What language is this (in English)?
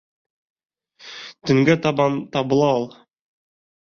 Bashkir